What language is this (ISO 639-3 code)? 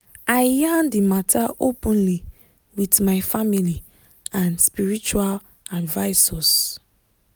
pcm